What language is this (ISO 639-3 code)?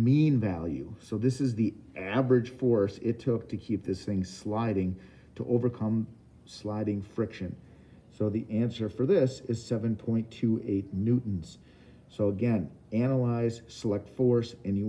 eng